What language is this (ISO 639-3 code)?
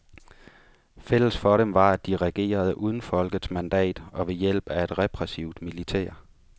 dan